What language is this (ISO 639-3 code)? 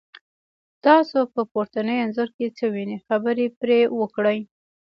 pus